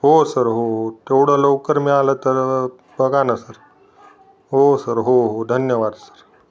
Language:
Marathi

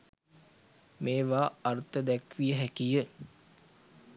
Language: Sinhala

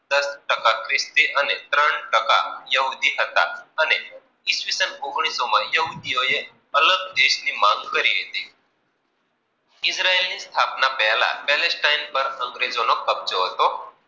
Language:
Gujarati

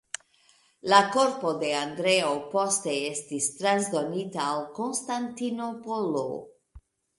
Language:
Esperanto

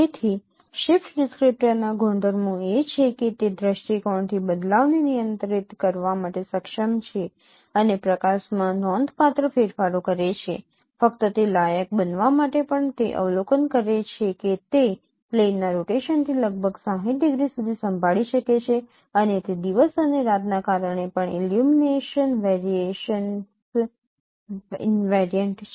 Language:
Gujarati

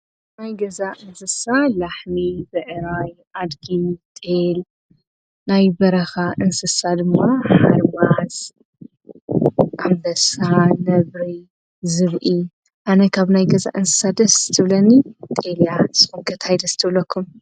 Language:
Tigrinya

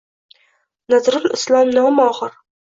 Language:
Uzbek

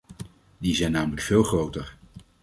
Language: Dutch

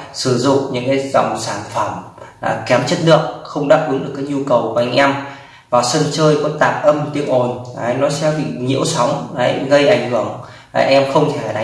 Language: Vietnamese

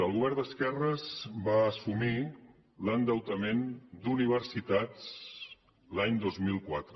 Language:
Catalan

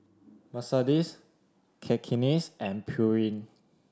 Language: English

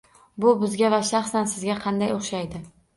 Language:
Uzbek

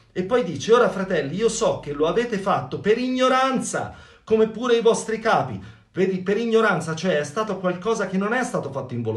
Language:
Italian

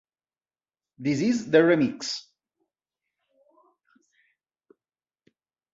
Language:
Italian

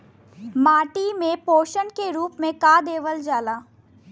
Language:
Bhojpuri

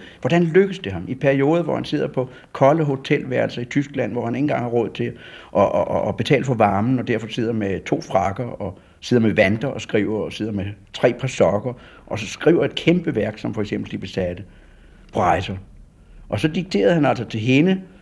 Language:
Danish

